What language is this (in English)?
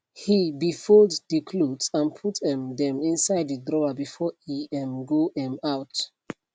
Nigerian Pidgin